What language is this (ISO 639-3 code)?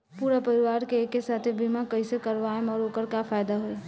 bho